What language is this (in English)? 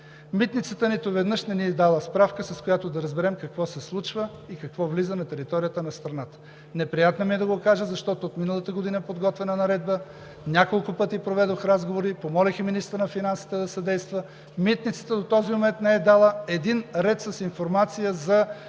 Bulgarian